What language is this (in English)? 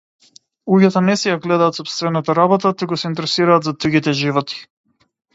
Macedonian